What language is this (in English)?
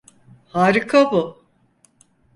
Turkish